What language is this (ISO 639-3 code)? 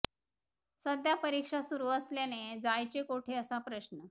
mar